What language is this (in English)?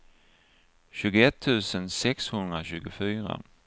Swedish